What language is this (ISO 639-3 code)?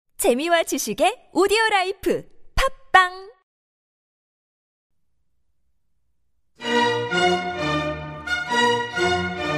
kor